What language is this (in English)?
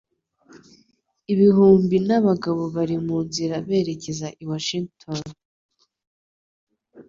Kinyarwanda